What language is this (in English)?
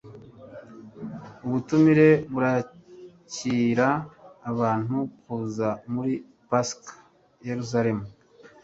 Kinyarwanda